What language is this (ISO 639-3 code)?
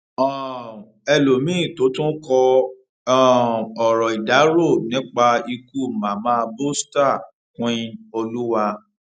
yor